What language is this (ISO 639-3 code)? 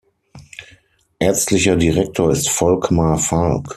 deu